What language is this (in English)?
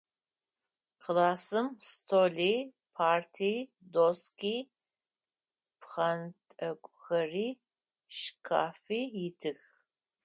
Adyghe